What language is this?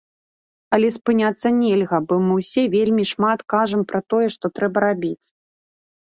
Belarusian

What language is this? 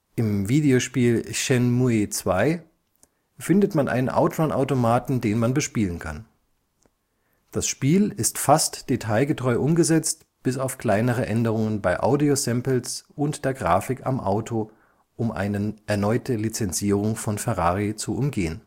German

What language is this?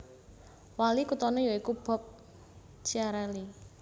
Javanese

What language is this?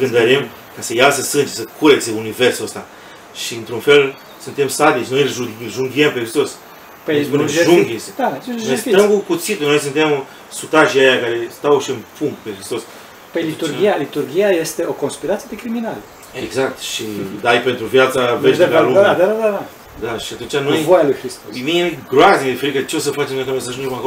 Romanian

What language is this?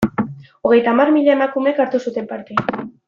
Basque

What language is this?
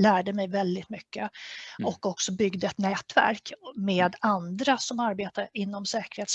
Swedish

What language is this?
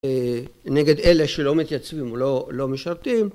Hebrew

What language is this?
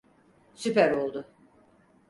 Turkish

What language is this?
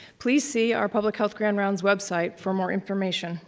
English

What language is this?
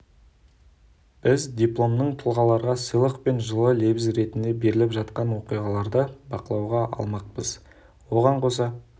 Kazakh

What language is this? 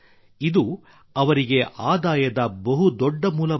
Kannada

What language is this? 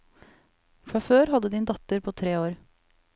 Norwegian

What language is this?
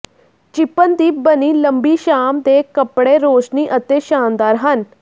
Punjabi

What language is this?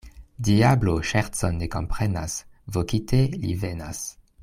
Esperanto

